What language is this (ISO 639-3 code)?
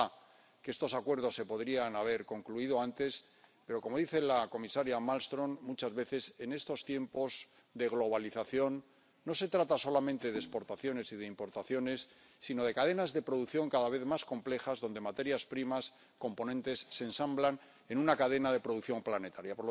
spa